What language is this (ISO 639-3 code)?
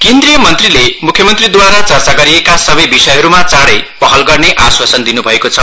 nep